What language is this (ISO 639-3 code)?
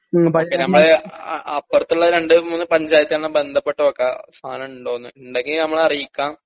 mal